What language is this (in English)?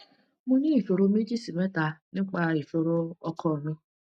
Yoruba